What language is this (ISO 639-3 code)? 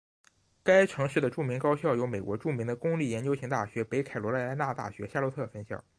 zho